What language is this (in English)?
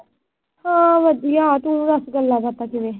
Punjabi